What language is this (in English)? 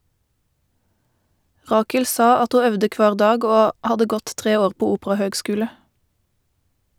Norwegian